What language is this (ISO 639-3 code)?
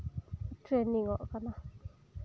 sat